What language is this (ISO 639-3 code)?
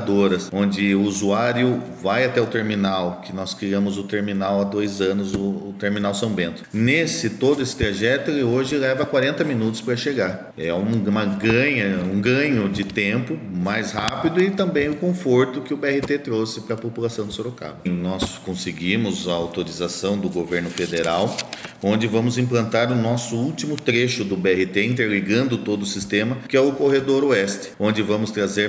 por